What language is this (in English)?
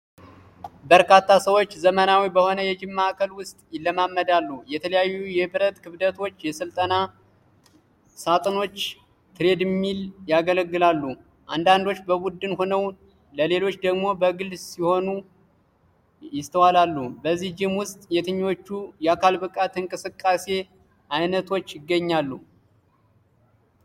Amharic